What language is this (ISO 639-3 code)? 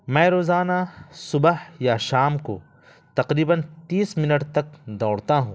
urd